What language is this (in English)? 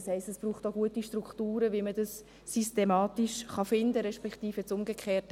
Swiss German